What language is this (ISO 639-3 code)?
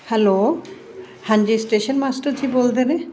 pan